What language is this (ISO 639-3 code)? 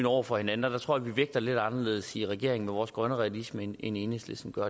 dan